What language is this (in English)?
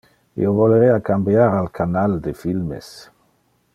Interlingua